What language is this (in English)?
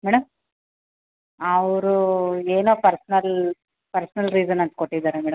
Kannada